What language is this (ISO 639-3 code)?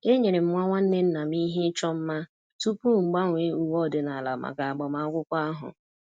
ibo